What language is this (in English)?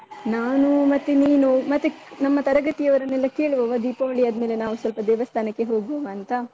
Kannada